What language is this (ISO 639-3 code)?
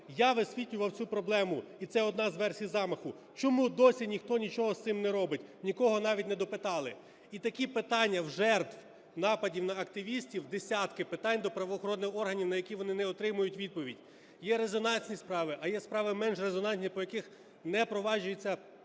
ukr